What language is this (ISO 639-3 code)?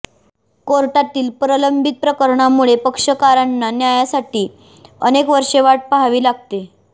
mar